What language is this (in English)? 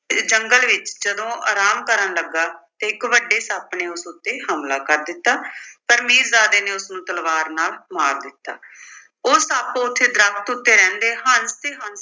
Punjabi